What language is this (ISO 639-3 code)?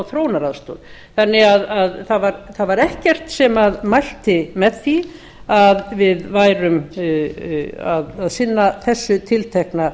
isl